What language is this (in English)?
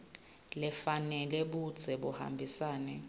Swati